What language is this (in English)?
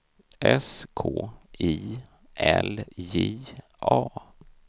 Swedish